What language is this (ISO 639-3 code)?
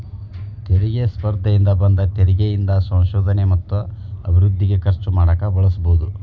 kan